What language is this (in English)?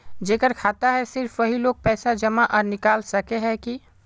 Magahi